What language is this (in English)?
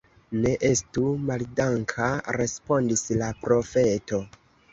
Esperanto